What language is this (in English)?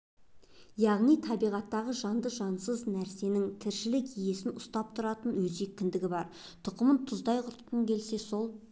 Kazakh